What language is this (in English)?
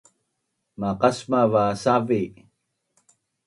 Bunun